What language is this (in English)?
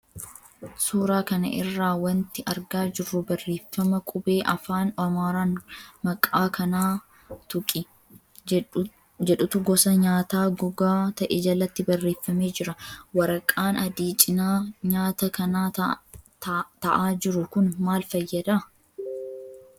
Oromo